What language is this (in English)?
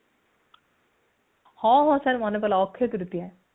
Odia